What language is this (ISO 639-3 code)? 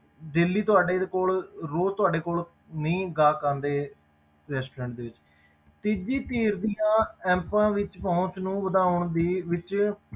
pan